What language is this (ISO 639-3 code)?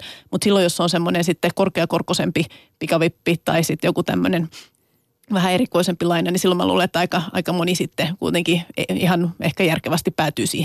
fin